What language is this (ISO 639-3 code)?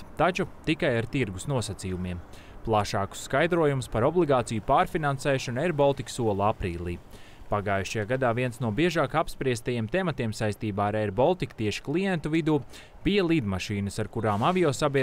lav